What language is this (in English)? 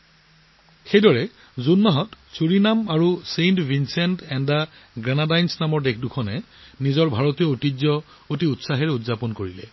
Assamese